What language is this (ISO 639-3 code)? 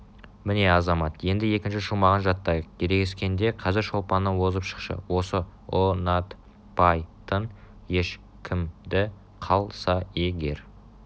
kaz